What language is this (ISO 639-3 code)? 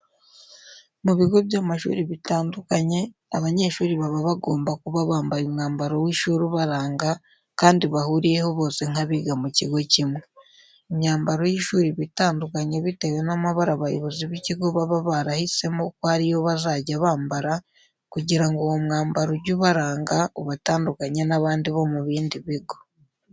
kin